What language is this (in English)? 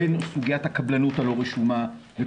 Hebrew